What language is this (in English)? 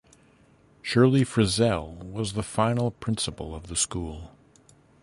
English